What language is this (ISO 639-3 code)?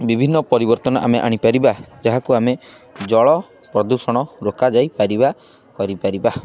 ori